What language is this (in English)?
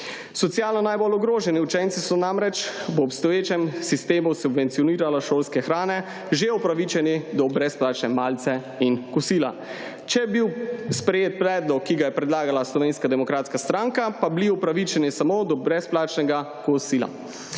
Slovenian